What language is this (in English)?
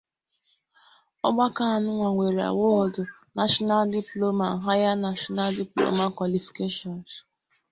Igbo